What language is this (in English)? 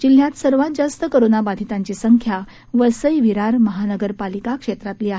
Marathi